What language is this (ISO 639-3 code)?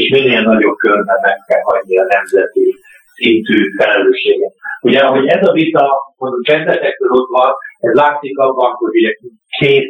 hun